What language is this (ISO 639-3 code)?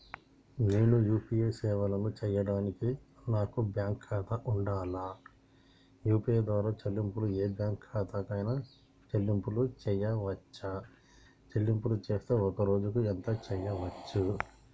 tel